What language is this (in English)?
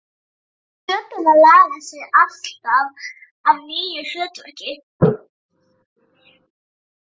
Icelandic